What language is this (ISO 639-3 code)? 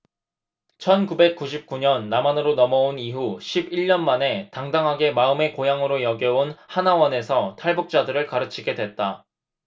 kor